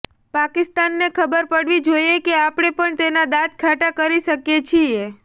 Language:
Gujarati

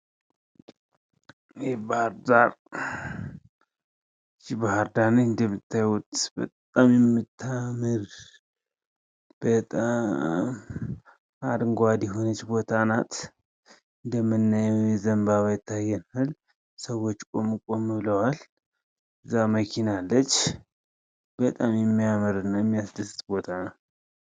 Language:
Amharic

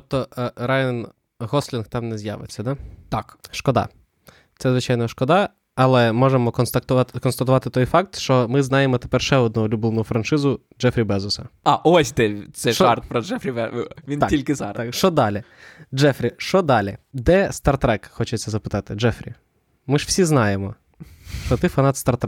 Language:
Ukrainian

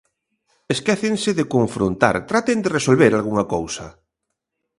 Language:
Galician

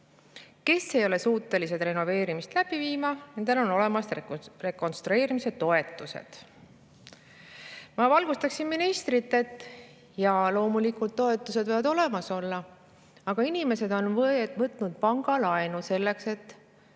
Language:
Estonian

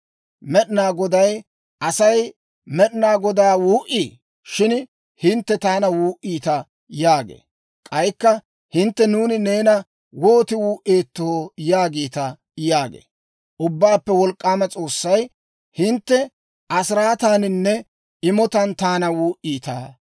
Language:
Dawro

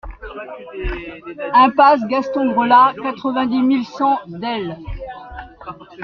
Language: French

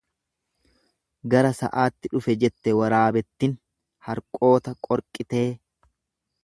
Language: Oromo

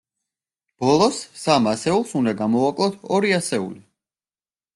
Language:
Georgian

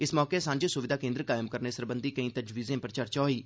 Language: Dogri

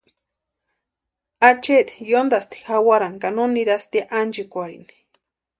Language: Western Highland Purepecha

